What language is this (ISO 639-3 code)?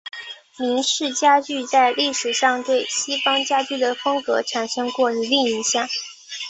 zho